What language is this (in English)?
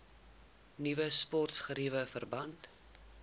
Afrikaans